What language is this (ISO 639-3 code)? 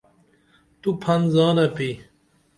dml